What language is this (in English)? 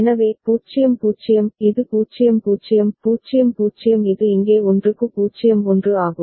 Tamil